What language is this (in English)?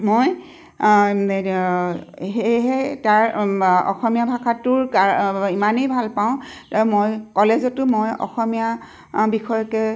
Assamese